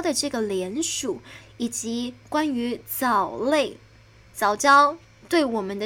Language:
Chinese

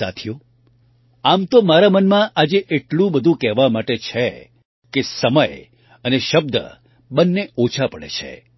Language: Gujarati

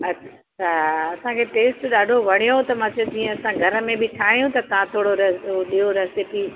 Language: Sindhi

